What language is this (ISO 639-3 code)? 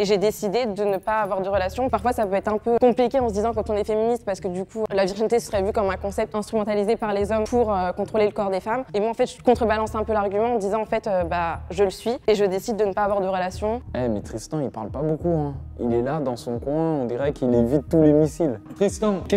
fra